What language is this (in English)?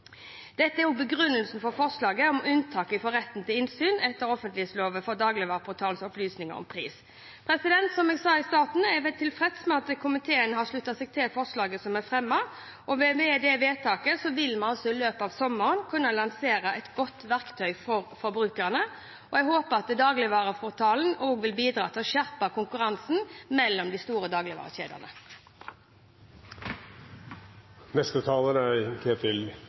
Norwegian Bokmål